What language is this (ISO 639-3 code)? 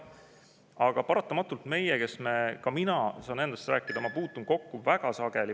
est